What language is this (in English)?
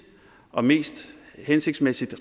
Danish